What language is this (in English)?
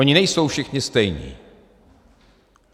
Czech